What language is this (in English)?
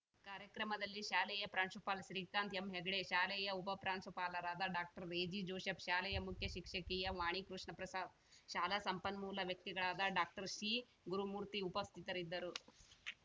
Kannada